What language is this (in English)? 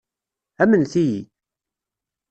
Kabyle